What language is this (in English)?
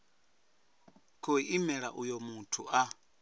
Venda